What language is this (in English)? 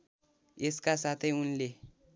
Nepali